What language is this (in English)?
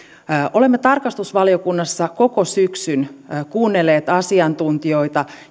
Finnish